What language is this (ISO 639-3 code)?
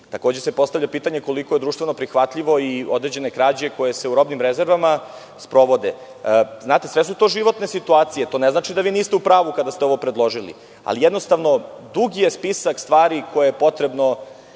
srp